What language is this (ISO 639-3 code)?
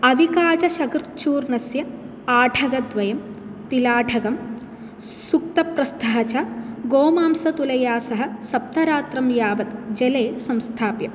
san